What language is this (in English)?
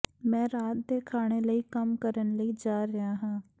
Punjabi